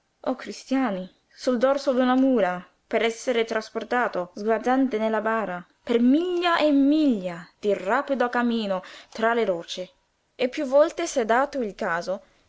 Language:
Italian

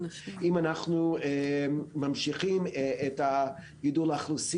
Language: Hebrew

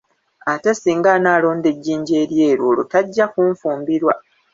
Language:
Ganda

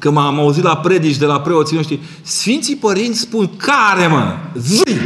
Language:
Romanian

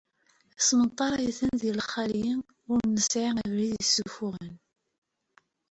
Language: Kabyle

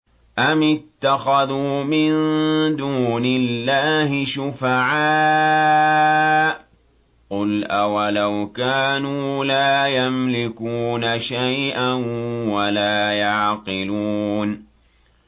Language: Arabic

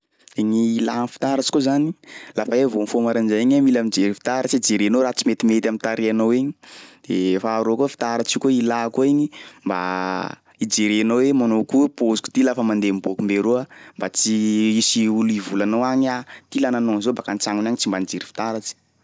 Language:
Sakalava Malagasy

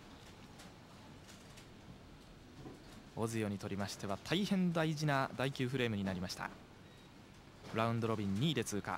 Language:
Japanese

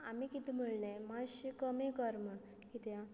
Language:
Konkani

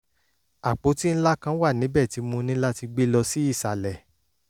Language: Yoruba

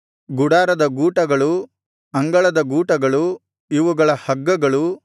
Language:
Kannada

